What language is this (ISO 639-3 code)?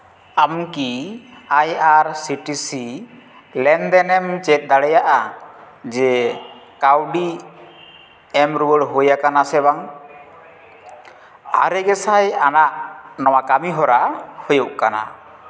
sat